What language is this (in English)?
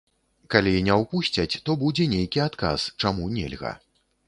Belarusian